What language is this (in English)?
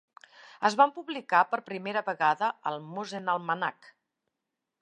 Catalan